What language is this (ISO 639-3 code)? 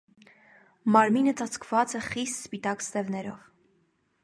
hye